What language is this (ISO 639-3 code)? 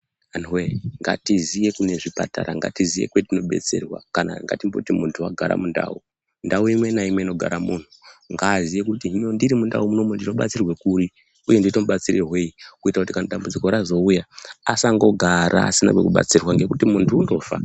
ndc